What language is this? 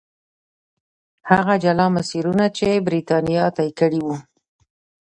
Pashto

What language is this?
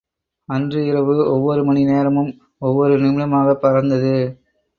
Tamil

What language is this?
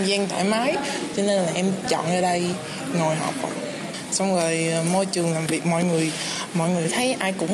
Vietnamese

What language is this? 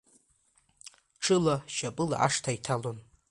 Abkhazian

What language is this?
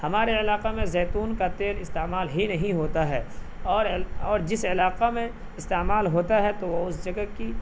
Urdu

